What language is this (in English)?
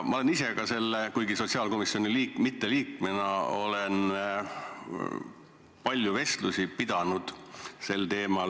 Estonian